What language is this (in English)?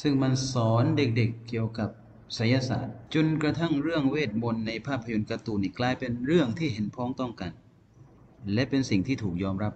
Thai